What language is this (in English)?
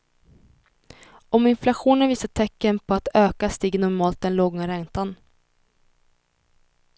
Swedish